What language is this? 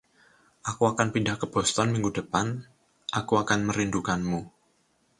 Indonesian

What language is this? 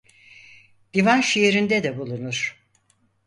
Turkish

